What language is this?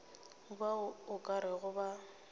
Northern Sotho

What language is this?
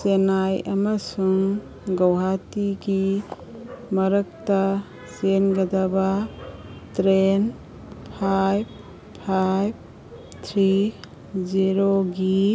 Manipuri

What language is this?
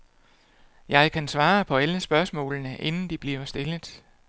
Danish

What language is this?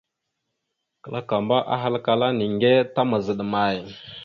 Mada (Cameroon)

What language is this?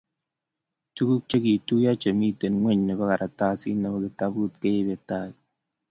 Kalenjin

